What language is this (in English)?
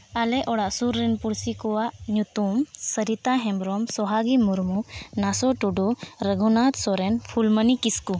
Santali